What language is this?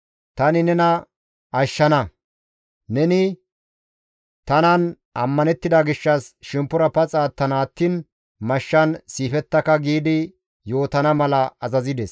Gamo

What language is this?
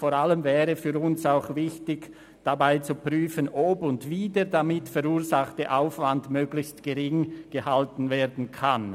Swiss German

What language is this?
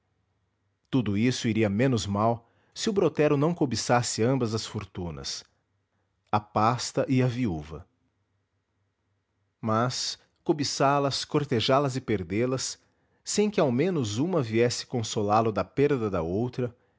Portuguese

